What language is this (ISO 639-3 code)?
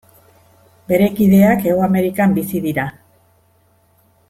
eus